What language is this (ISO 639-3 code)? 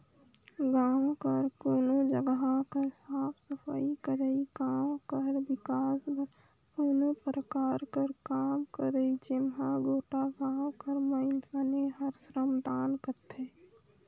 hne